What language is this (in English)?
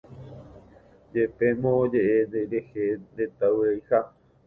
Guarani